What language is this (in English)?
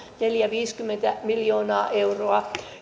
Finnish